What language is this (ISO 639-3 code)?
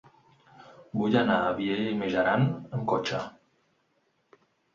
cat